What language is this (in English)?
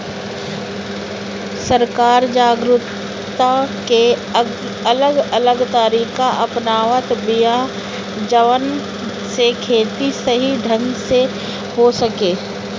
Bhojpuri